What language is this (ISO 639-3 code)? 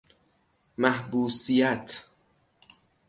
fas